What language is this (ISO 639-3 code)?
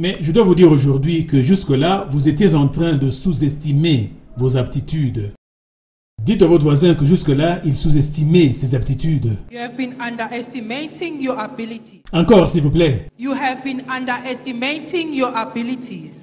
fra